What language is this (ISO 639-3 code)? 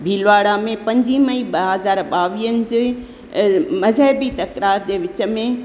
snd